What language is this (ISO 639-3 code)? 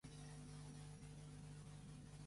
cat